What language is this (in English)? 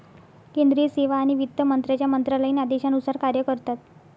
Marathi